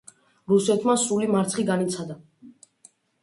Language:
Georgian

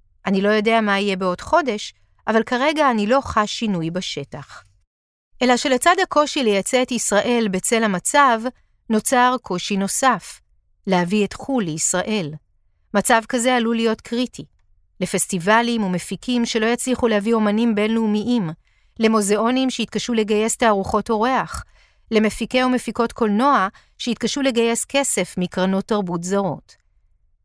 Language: Hebrew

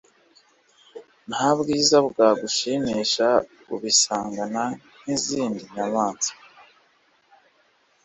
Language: Kinyarwanda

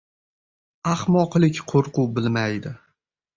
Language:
Uzbek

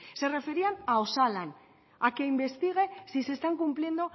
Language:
Spanish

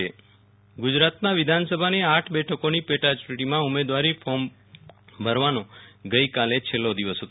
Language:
Gujarati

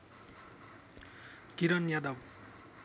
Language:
Nepali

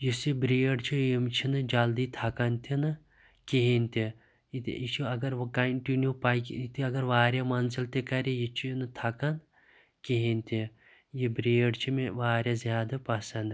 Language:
Kashmiri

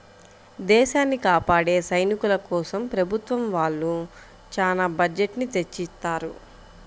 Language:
Telugu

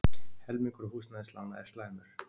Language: Icelandic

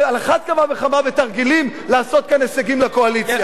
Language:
Hebrew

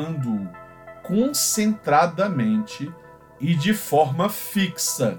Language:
Portuguese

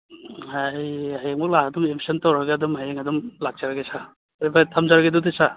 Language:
Manipuri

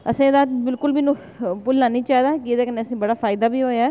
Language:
Dogri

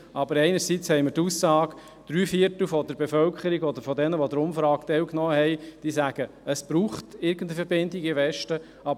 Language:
Swiss German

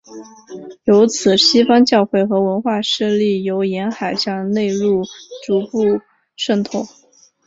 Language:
Chinese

